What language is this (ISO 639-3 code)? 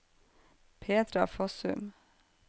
nor